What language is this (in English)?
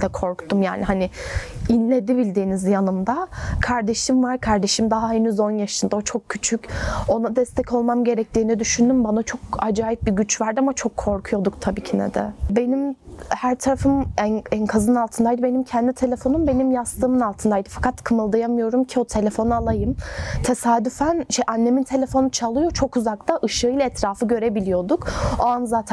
Turkish